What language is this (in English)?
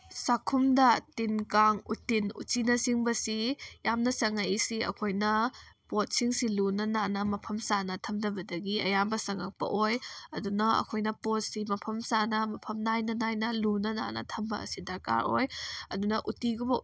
Manipuri